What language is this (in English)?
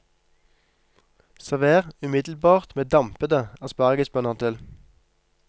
Norwegian